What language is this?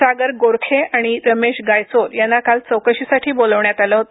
Marathi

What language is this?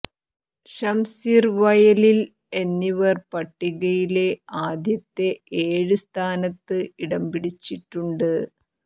Malayalam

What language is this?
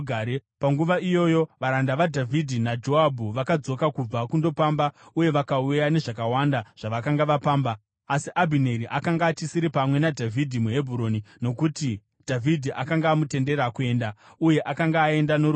Shona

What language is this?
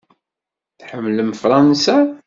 Kabyle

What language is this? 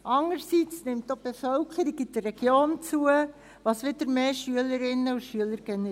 Swiss German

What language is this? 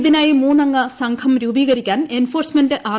Malayalam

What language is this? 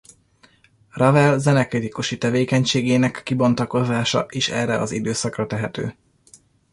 Hungarian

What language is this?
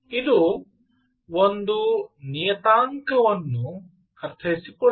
Kannada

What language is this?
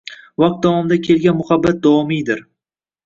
Uzbek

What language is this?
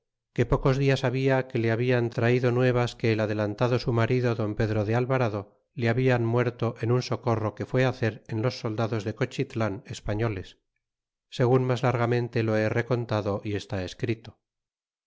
Spanish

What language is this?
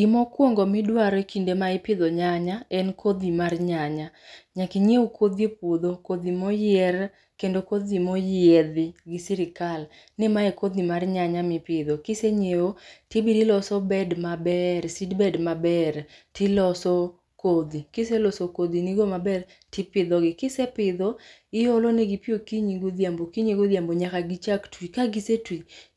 Luo (Kenya and Tanzania)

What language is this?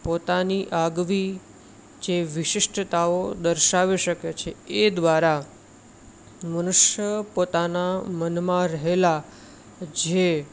Gujarati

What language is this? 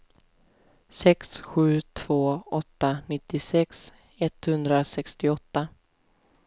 Swedish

